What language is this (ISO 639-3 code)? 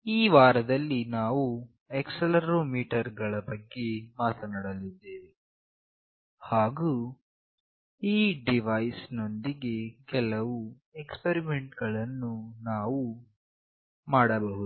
kan